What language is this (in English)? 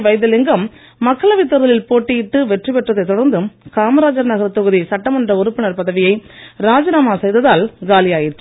Tamil